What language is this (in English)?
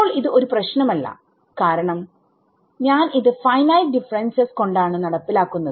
Malayalam